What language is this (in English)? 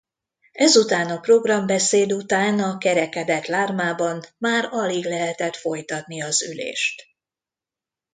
Hungarian